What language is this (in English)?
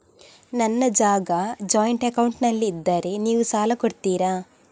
Kannada